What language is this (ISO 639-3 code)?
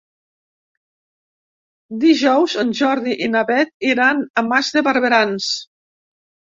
cat